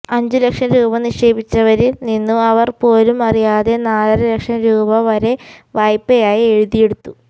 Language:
Malayalam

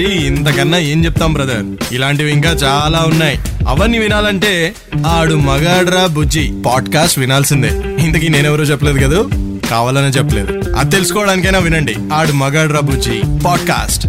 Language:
Telugu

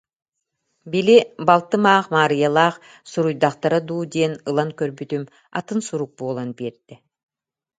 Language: Yakut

